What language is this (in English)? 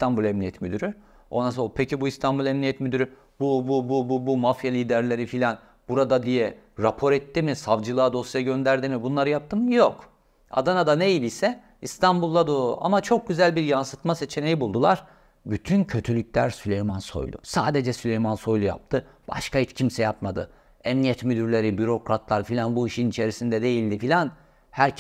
Turkish